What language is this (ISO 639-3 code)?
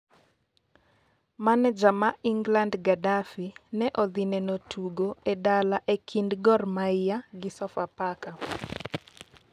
luo